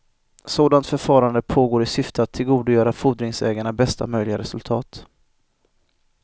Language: Swedish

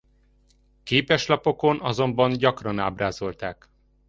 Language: Hungarian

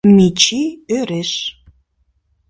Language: Mari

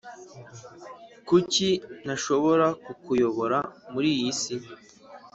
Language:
Kinyarwanda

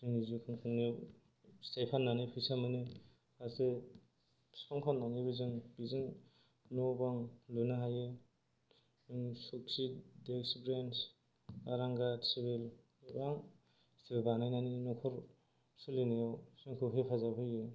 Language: Bodo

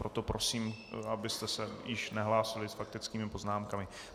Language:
Czech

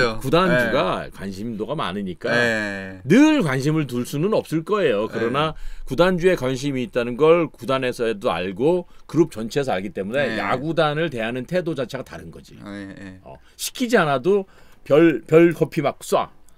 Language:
Korean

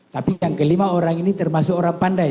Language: Indonesian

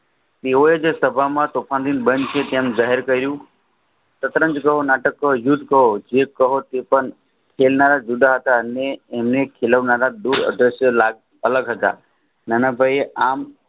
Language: Gujarati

